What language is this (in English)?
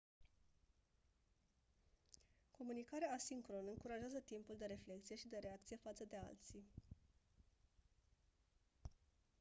Romanian